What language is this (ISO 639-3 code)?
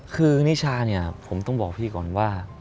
tha